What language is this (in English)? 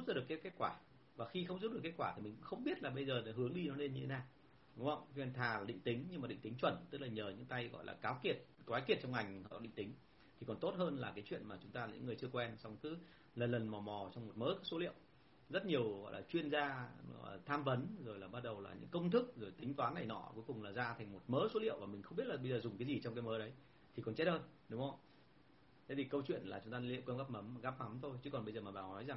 Vietnamese